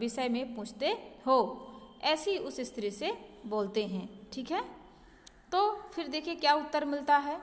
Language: Hindi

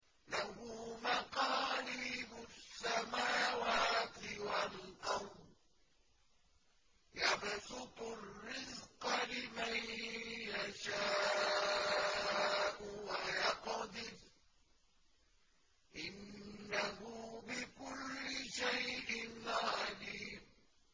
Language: Arabic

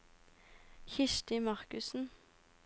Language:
Norwegian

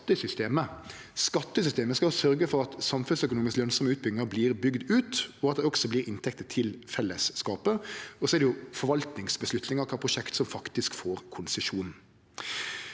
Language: Norwegian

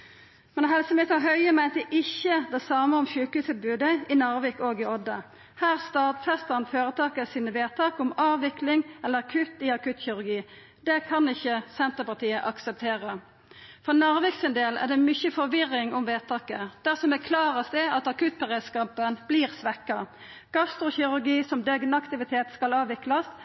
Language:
Norwegian Nynorsk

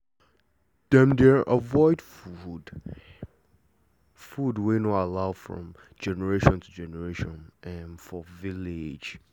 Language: Nigerian Pidgin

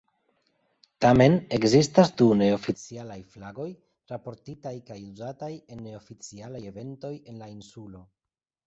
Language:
Esperanto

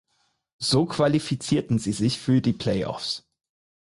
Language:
German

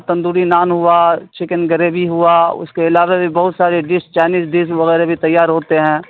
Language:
Urdu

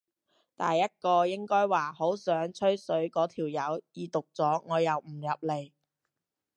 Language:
Cantonese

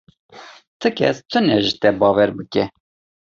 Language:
Kurdish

